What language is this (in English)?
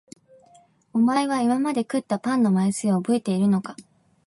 Japanese